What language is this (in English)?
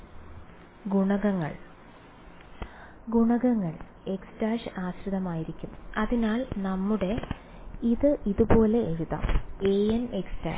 Malayalam